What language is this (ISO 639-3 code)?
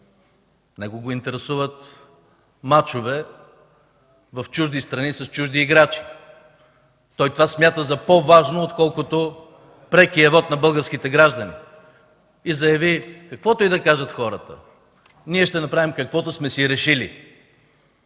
bul